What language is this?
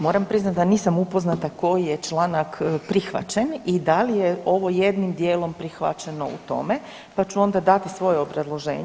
Croatian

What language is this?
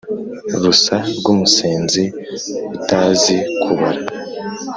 Kinyarwanda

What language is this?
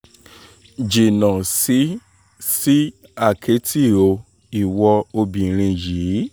Yoruba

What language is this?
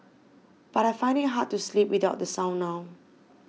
English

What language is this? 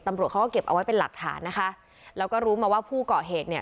Thai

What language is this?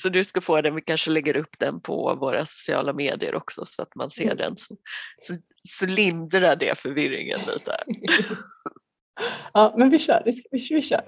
Swedish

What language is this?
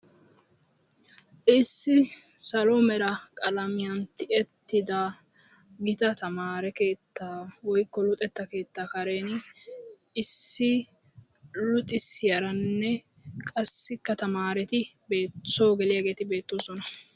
Wolaytta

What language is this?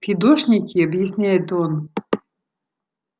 Russian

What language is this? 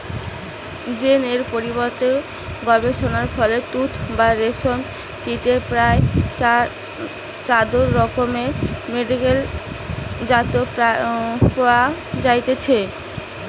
Bangla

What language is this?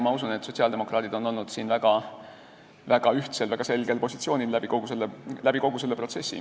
Estonian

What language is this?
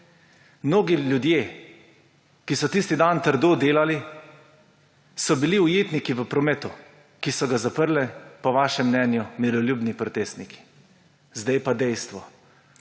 Slovenian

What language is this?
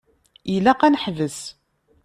Kabyle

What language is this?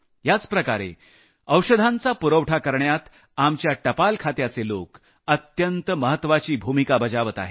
Marathi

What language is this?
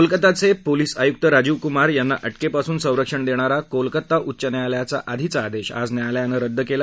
Marathi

